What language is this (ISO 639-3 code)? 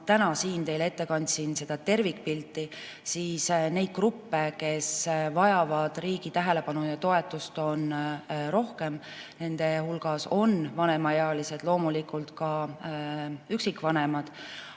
est